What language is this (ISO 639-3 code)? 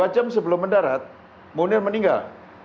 ind